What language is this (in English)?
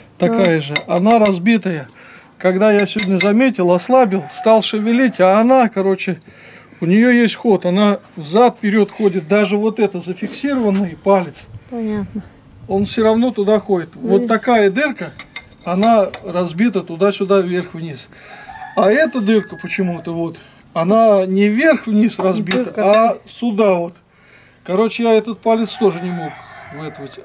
Russian